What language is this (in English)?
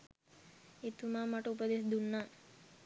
Sinhala